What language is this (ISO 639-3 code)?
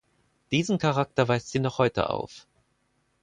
deu